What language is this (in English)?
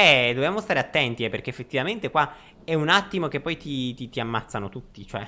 Italian